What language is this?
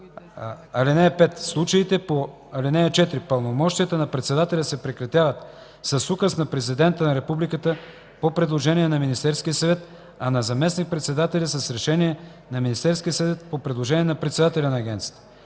Bulgarian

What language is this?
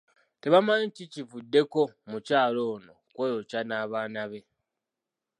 Ganda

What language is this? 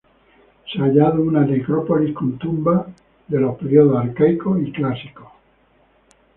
Spanish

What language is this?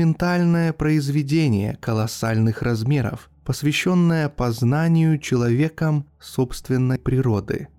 Russian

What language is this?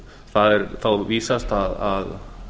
Icelandic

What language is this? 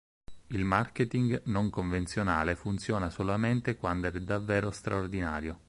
Italian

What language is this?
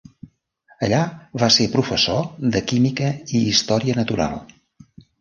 Catalan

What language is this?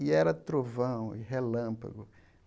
Portuguese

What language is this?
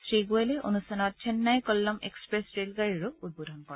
Assamese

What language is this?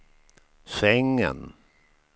Swedish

